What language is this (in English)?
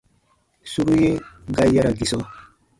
Baatonum